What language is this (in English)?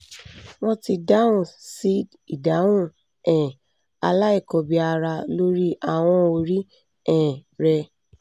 Yoruba